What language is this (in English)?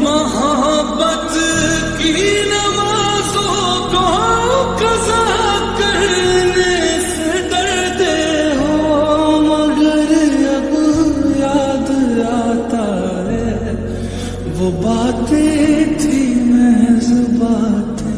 Assamese